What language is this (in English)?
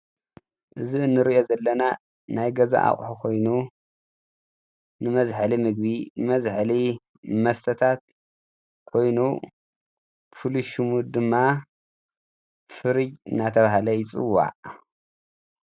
Tigrinya